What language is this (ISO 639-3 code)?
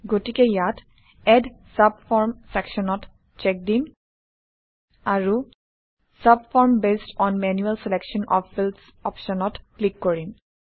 asm